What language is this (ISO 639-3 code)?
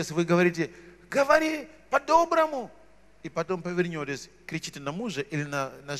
rus